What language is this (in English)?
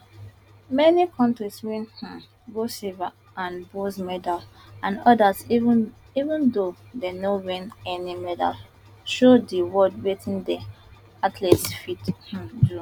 Nigerian Pidgin